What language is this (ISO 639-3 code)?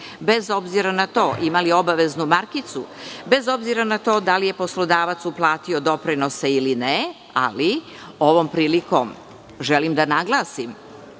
srp